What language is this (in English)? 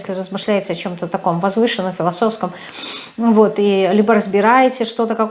Russian